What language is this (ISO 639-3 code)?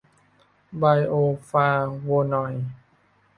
tha